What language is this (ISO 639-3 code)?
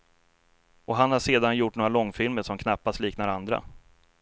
swe